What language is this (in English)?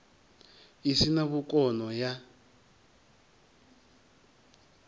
Venda